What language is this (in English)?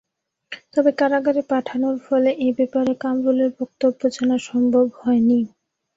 Bangla